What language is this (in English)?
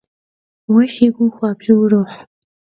Kabardian